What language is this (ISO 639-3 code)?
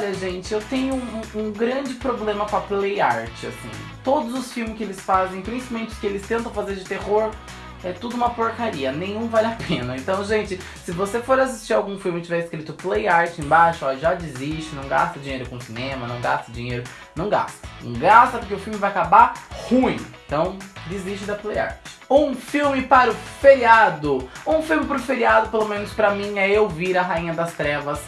por